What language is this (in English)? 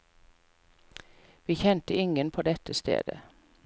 Norwegian